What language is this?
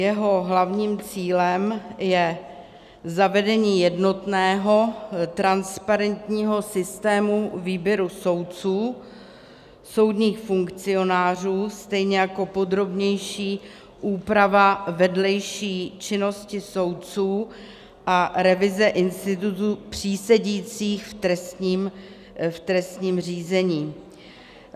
Czech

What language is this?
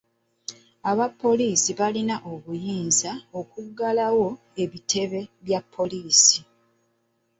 Ganda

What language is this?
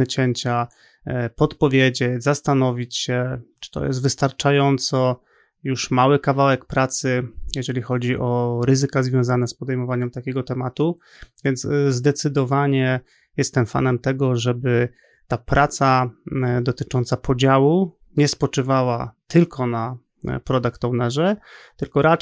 Polish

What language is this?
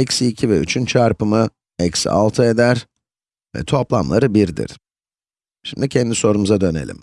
Turkish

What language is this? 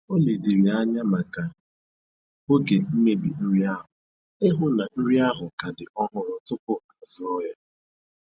Igbo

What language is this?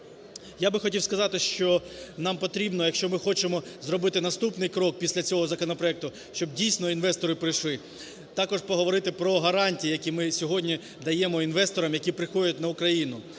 Ukrainian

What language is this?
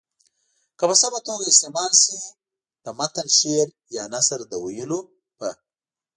Pashto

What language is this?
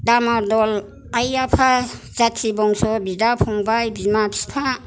Bodo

